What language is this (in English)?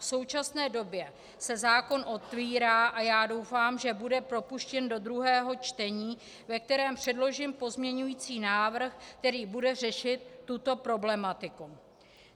Czech